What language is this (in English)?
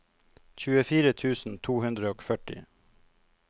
Norwegian